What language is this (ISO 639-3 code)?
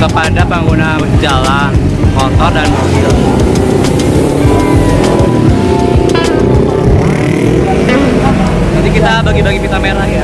ind